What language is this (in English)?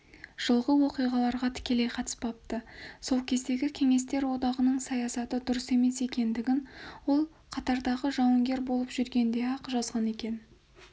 Kazakh